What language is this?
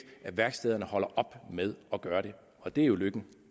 Danish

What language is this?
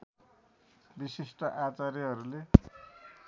Nepali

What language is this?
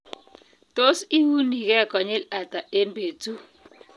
Kalenjin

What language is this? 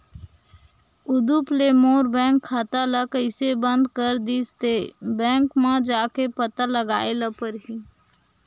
Chhattisgarhi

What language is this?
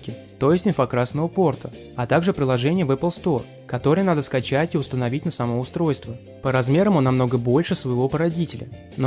Russian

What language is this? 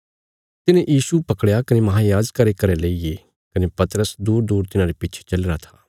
Bilaspuri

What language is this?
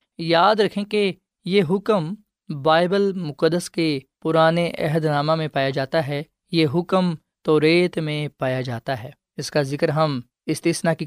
Urdu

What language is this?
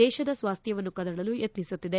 Kannada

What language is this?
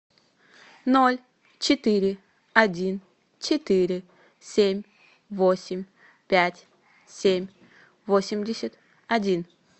Russian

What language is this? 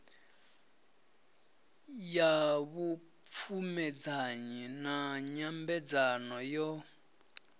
Venda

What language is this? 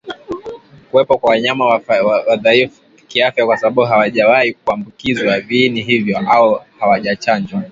Swahili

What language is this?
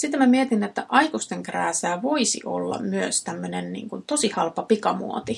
Finnish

